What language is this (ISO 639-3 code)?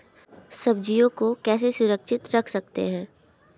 hin